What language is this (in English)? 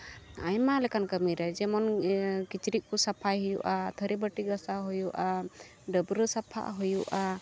Santali